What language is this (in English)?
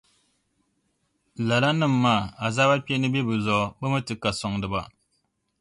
Dagbani